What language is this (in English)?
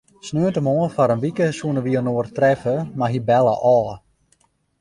Western Frisian